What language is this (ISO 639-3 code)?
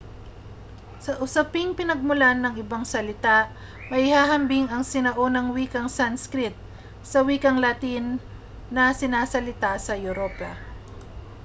fil